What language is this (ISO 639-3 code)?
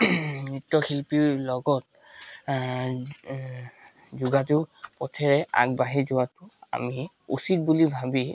asm